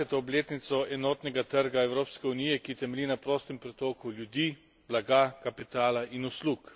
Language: Slovenian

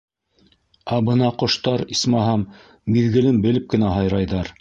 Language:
Bashkir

